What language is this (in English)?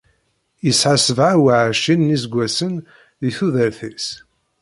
Kabyle